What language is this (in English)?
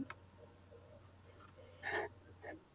Punjabi